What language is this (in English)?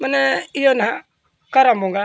Santali